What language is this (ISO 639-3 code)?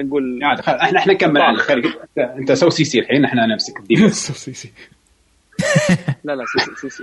ara